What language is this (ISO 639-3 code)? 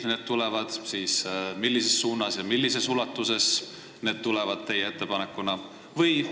est